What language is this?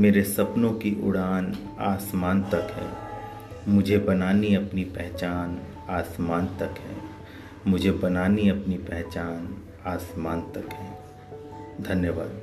Hindi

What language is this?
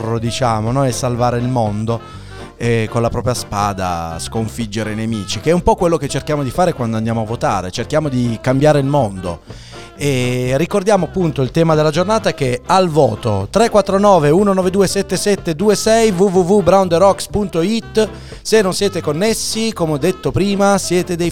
Italian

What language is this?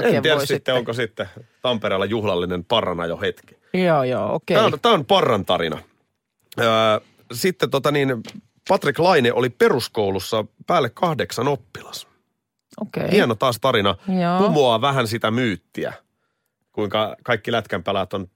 Finnish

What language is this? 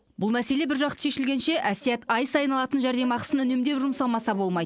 Kazakh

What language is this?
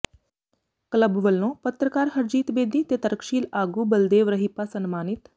Punjabi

